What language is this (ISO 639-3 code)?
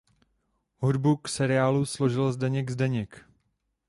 ces